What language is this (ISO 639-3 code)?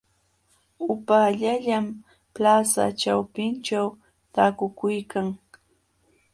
qxw